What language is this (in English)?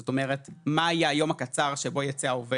Hebrew